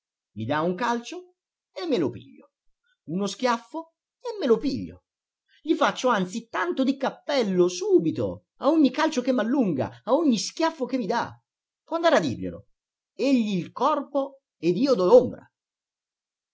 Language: Italian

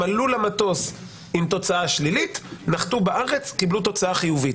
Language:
Hebrew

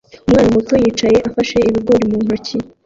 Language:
Kinyarwanda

